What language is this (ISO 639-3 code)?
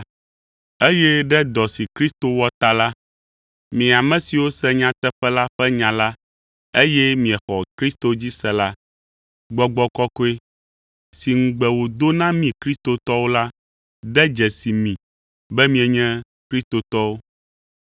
ewe